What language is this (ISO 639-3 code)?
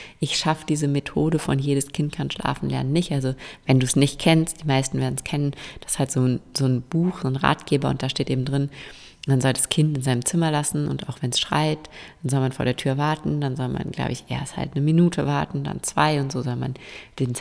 deu